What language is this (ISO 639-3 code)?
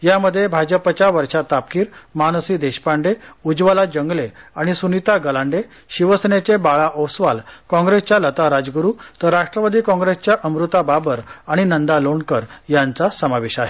mar